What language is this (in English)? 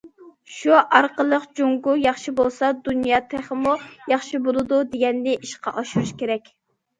Uyghur